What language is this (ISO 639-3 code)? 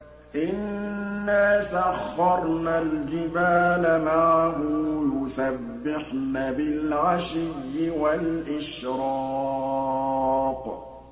ara